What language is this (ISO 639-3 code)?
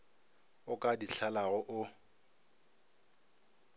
nso